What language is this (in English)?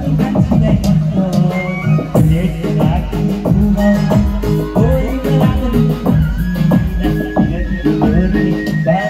Thai